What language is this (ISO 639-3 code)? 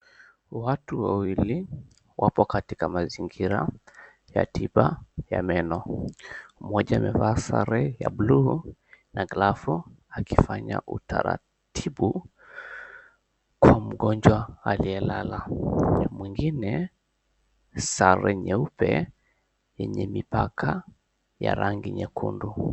swa